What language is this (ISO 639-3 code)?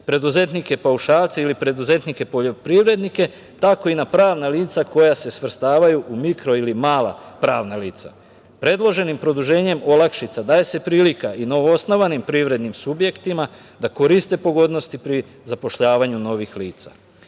srp